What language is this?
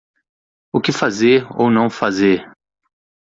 Portuguese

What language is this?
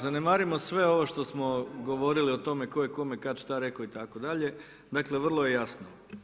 Croatian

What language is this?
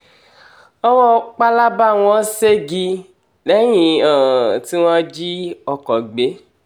Yoruba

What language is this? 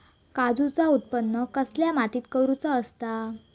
Marathi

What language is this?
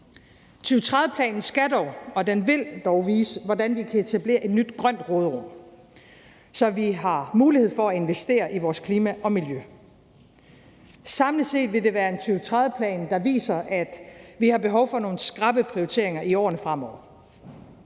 Danish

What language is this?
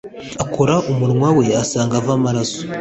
Kinyarwanda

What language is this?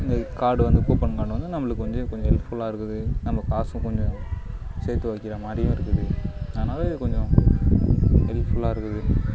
Tamil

